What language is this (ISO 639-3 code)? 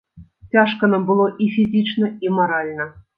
bel